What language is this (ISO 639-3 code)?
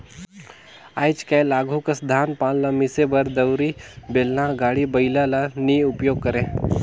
hne